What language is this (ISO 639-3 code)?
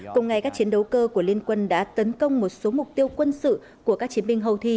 vie